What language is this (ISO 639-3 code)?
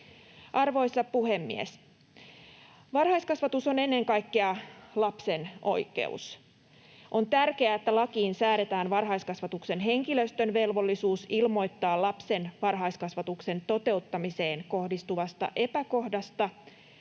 fin